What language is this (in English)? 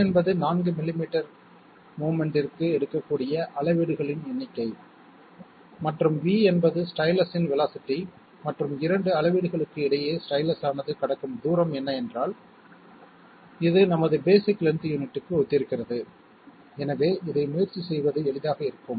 Tamil